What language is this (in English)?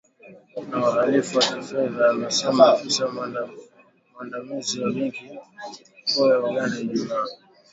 Swahili